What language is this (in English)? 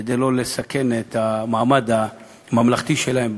Hebrew